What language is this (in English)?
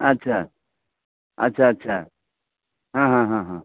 Maithili